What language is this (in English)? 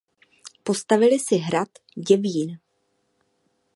Czech